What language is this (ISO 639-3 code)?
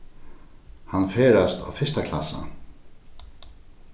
fao